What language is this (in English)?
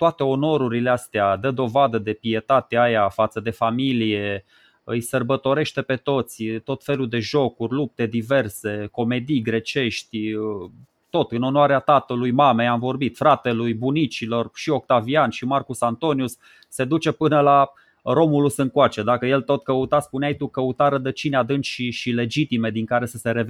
Romanian